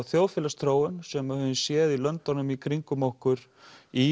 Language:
Icelandic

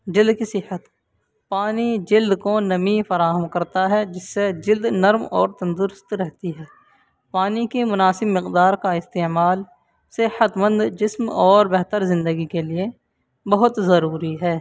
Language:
Urdu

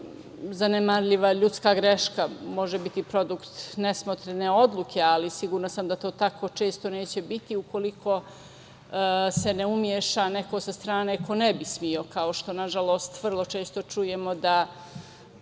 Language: Serbian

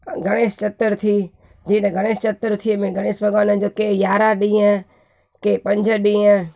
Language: Sindhi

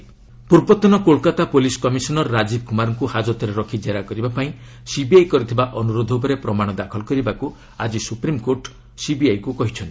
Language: Odia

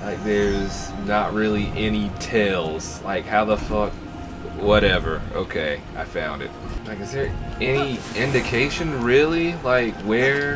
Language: English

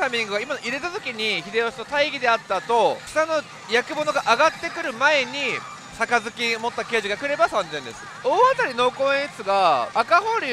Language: Japanese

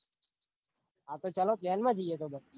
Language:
Gujarati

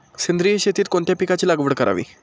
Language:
Marathi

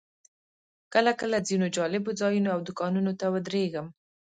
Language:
Pashto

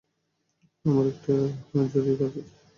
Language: Bangla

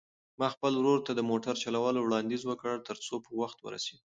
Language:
Pashto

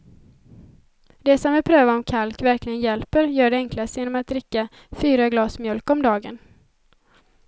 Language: Swedish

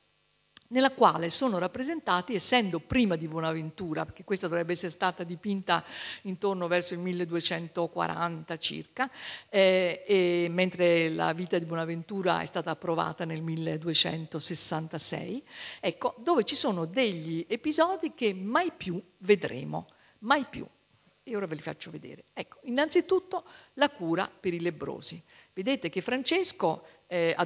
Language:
Italian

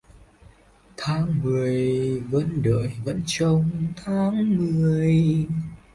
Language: Vietnamese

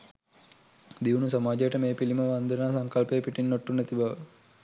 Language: Sinhala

